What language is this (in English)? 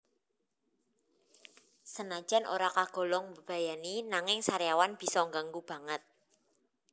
Javanese